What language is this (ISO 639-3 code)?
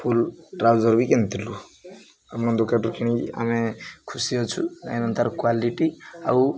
ori